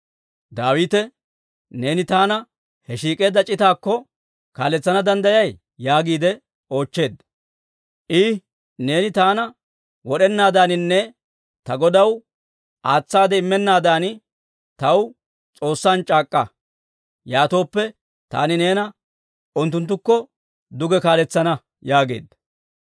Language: Dawro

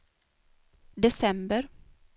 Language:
Swedish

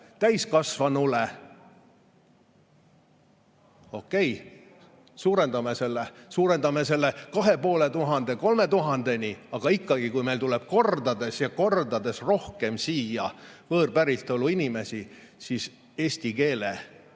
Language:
Estonian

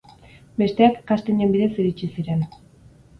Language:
Basque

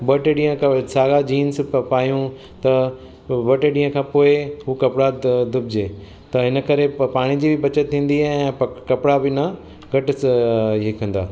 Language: Sindhi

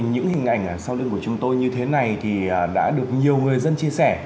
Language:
Vietnamese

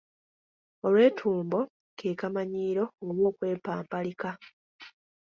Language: Ganda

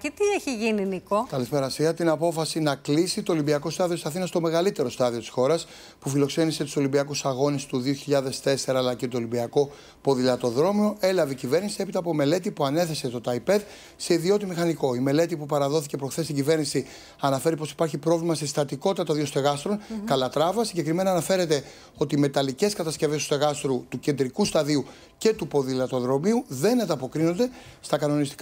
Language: Greek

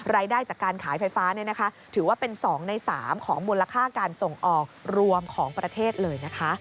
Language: Thai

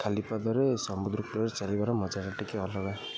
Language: Odia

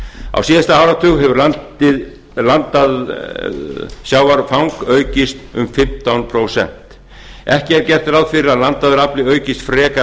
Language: Icelandic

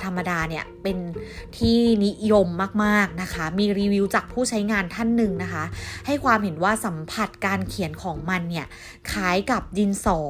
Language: Thai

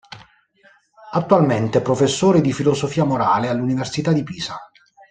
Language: Italian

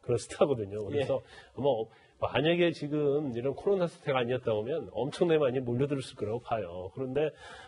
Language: Korean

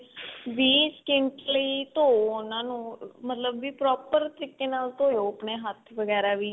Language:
Punjabi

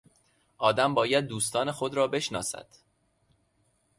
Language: Persian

